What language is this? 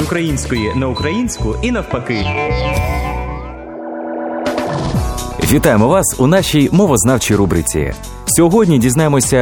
Ukrainian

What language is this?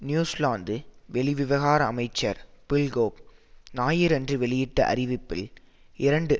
Tamil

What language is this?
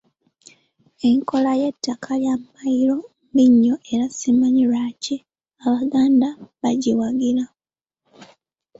Ganda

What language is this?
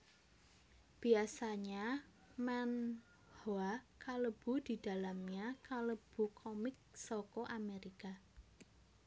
Javanese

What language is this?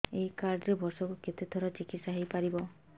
Odia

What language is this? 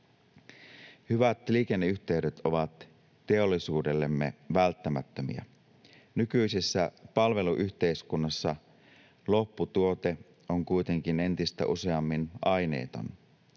Finnish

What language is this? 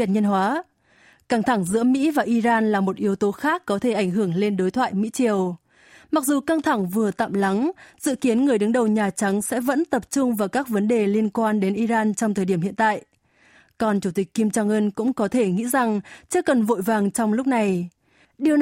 Vietnamese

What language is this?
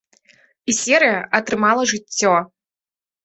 Belarusian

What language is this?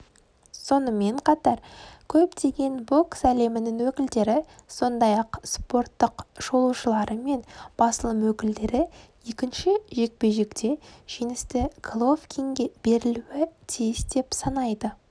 Kazakh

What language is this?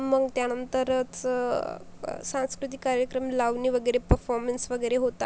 Marathi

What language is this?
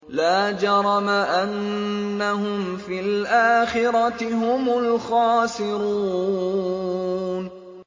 Arabic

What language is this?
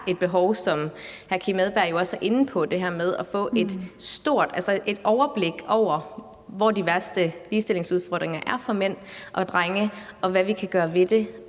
Danish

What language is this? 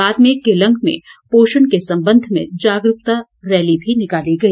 Hindi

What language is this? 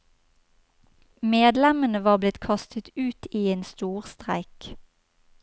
Norwegian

